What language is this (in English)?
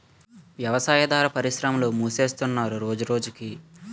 Telugu